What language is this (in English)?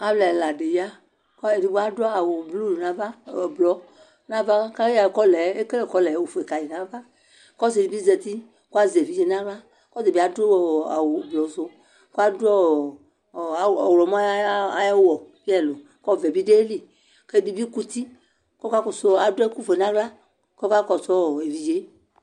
Ikposo